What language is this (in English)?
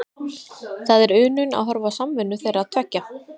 Icelandic